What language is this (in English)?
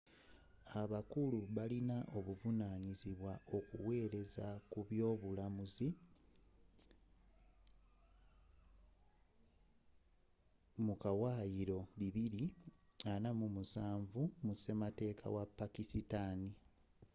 Ganda